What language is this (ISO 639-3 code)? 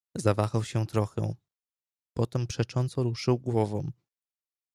pol